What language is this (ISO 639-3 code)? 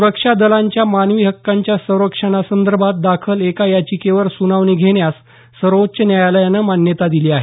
mar